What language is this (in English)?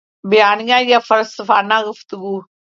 Urdu